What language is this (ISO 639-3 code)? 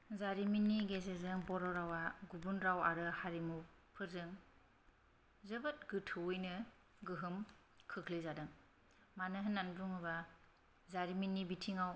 brx